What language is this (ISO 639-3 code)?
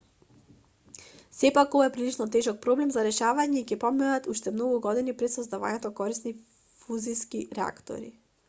mkd